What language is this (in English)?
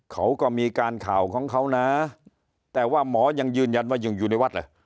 Thai